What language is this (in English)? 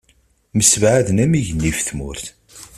Kabyle